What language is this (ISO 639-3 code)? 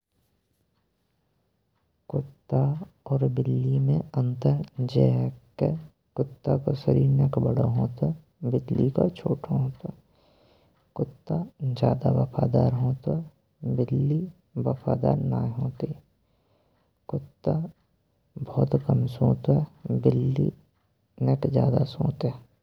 bra